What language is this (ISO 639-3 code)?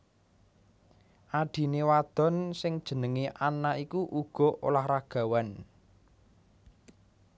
jav